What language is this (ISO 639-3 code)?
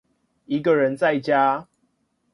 zho